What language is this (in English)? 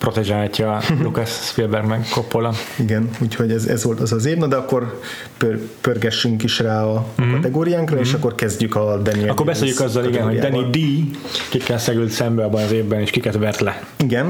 Hungarian